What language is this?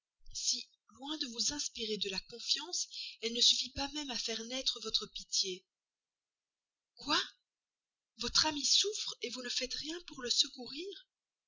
French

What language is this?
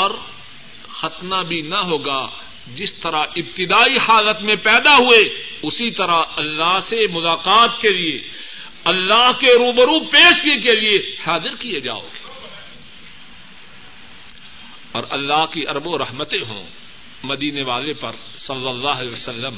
Urdu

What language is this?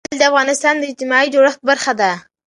Pashto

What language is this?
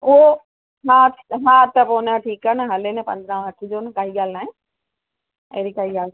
Sindhi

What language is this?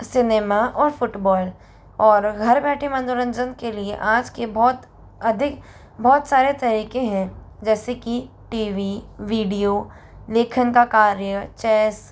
Hindi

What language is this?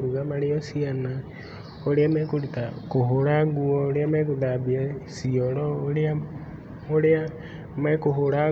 Kikuyu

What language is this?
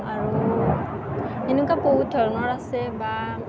Assamese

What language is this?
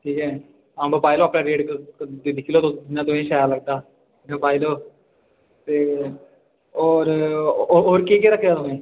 Dogri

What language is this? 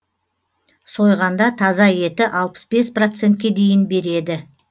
Kazakh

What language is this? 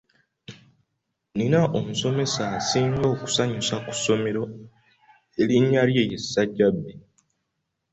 Ganda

